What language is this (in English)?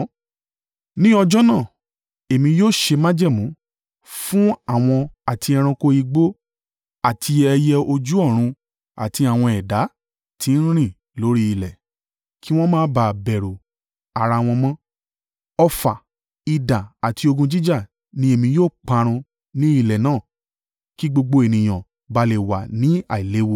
Yoruba